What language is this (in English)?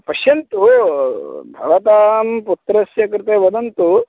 Sanskrit